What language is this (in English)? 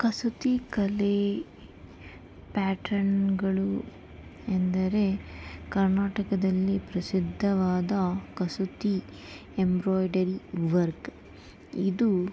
Kannada